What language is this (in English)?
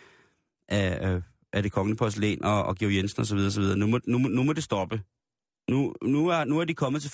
Danish